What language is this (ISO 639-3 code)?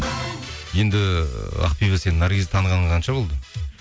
kaz